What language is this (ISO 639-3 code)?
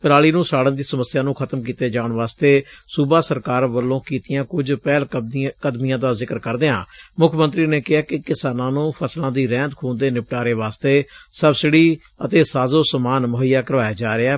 pan